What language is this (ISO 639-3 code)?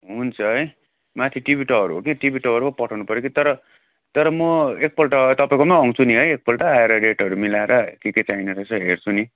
nep